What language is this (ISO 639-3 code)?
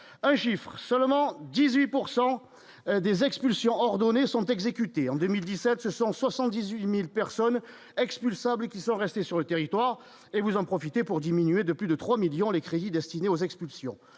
fra